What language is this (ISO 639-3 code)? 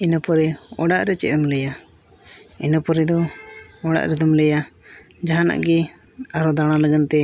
sat